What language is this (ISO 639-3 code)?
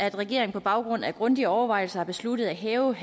dan